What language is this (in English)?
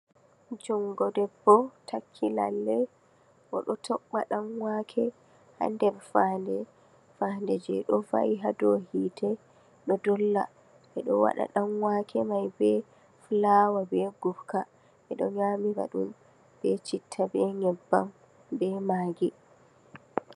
Fula